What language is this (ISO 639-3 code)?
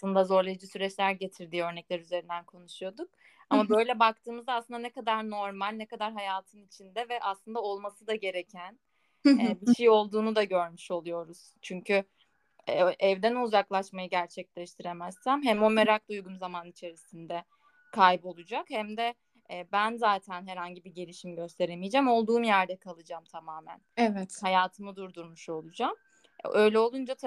tur